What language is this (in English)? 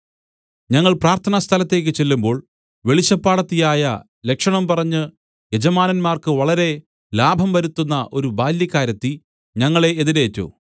Malayalam